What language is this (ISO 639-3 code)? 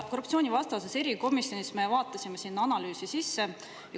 est